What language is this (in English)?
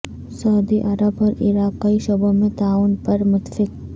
Urdu